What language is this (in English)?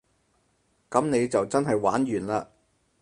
Cantonese